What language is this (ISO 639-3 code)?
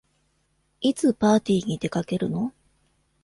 jpn